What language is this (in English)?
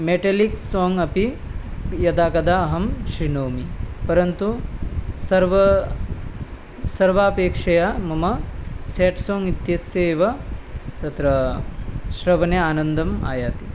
Sanskrit